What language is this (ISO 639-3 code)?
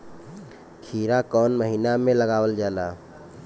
bho